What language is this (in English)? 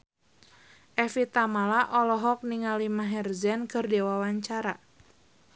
Sundanese